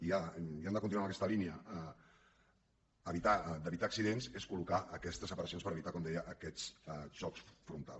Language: Catalan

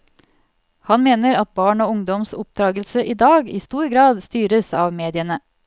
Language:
Norwegian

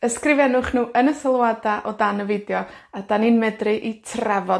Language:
Welsh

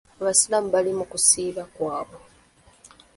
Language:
Ganda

